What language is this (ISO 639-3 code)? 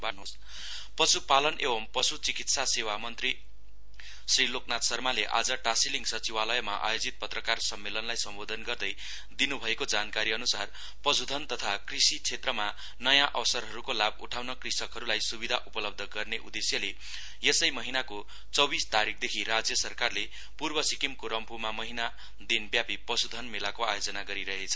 nep